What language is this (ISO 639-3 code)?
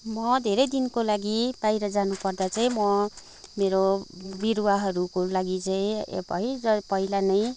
nep